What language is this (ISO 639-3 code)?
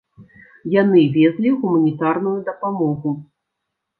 bel